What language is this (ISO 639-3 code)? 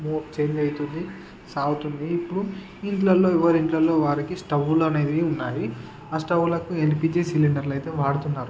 tel